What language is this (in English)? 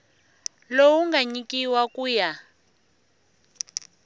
Tsonga